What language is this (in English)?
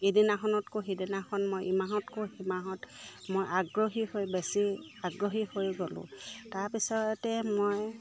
Assamese